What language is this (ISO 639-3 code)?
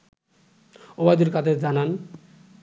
ben